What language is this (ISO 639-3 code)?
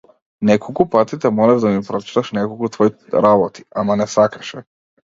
mkd